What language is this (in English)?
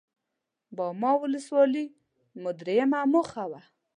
Pashto